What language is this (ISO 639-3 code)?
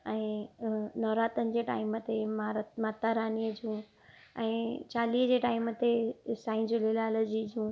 snd